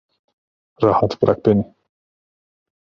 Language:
Turkish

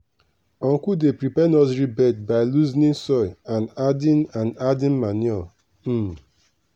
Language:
Nigerian Pidgin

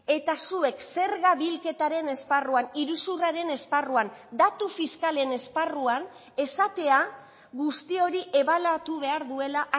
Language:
Basque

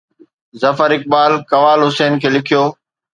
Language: Sindhi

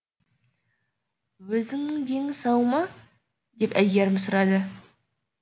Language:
Kazakh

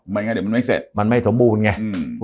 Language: Thai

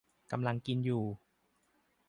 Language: Thai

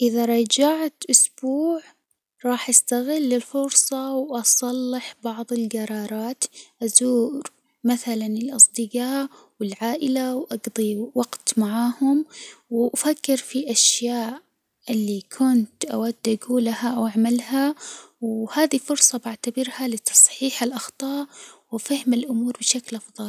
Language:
Hijazi Arabic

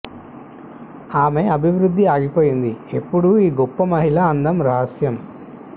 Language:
Telugu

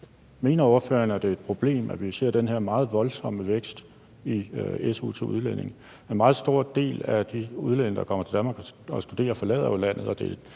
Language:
Danish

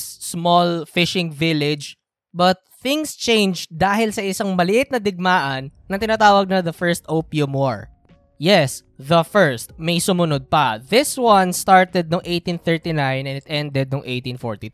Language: Filipino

